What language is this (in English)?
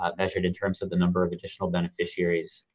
English